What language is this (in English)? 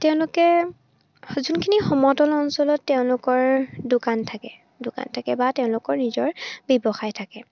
Assamese